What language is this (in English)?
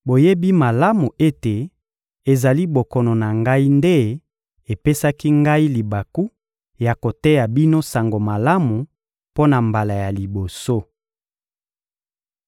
Lingala